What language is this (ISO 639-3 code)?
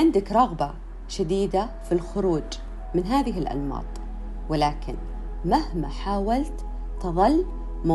ara